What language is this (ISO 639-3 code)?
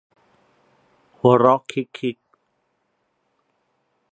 tha